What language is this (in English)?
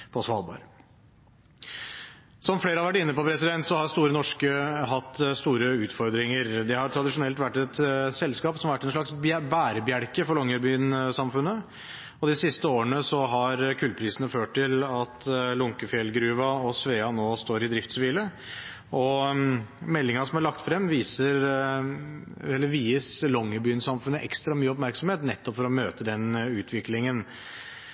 Norwegian Bokmål